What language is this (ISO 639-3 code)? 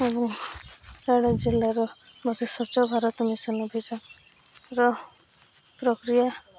ori